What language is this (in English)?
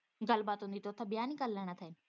Punjabi